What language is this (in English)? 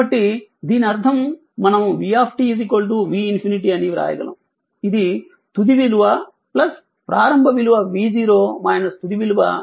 Telugu